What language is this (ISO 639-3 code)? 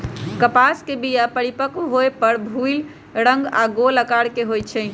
mag